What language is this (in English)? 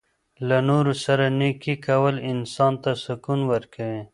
Pashto